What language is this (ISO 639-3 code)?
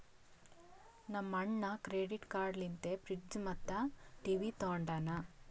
kan